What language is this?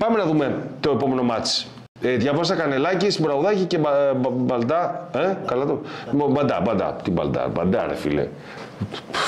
Greek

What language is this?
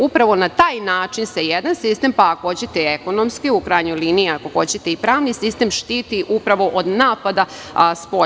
Serbian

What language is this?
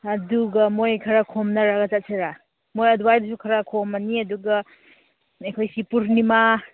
Manipuri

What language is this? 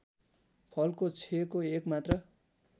Nepali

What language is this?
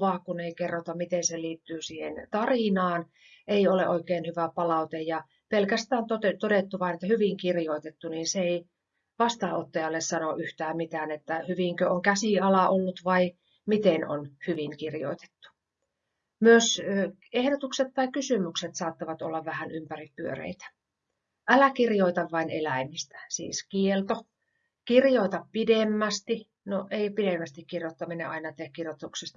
Finnish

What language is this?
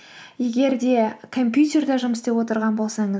Kazakh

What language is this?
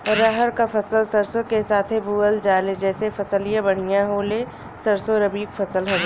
Bhojpuri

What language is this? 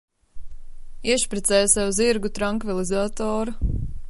Latvian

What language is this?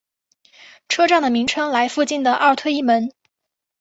Chinese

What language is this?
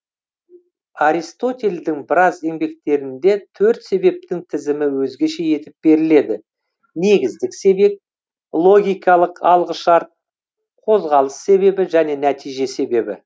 Kazakh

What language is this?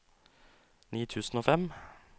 Norwegian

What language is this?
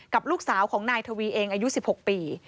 Thai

